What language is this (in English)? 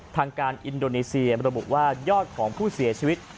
Thai